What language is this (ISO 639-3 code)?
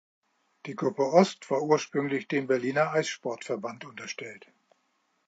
deu